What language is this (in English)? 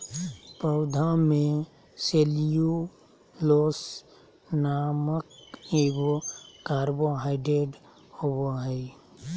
Magahi